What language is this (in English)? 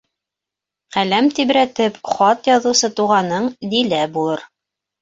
Bashkir